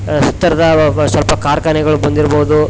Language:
Kannada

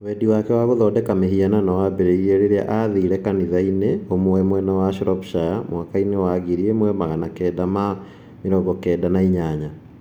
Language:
Kikuyu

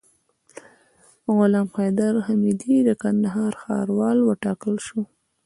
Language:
Pashto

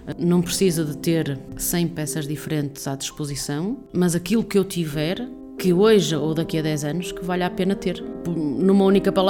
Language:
Portuguese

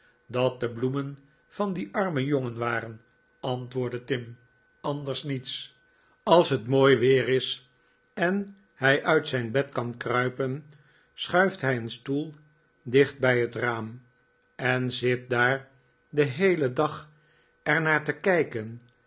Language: Dutch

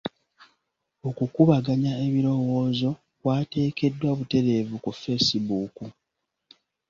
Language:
Ganda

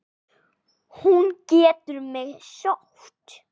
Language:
Icelandic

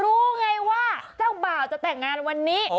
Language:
Thai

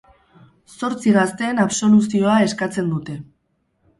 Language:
Basque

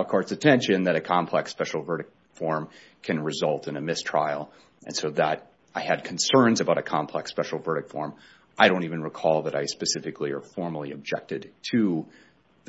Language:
English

